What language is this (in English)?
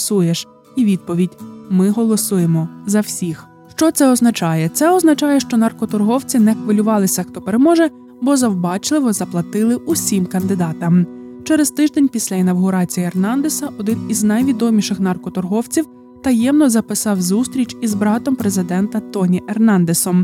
Ukrainian